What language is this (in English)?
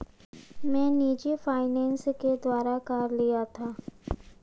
Hindi